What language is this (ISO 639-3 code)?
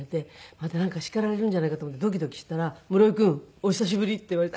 jpn